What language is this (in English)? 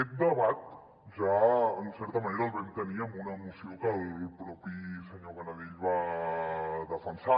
Catalan